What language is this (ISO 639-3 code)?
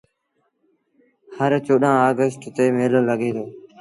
sbn